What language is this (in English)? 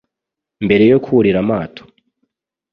Kinyarwanda